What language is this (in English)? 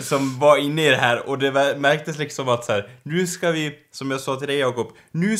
Swedish